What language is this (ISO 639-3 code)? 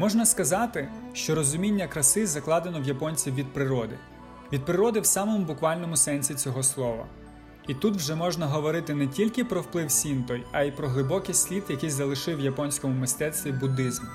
ukr